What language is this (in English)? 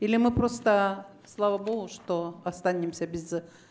Russian